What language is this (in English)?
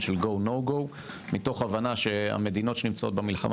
Hebrew